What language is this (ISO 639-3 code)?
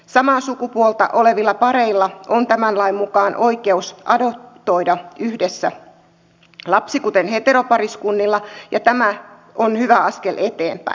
fin